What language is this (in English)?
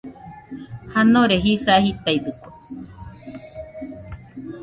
Nüpode Huitoto